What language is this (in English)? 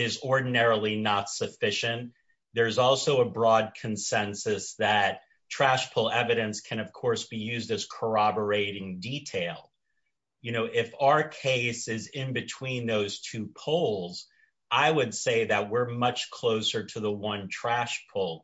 English